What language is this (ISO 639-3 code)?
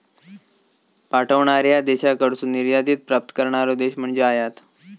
mar